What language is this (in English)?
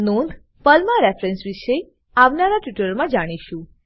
Gujarati